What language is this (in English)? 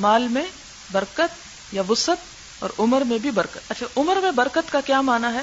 Urdu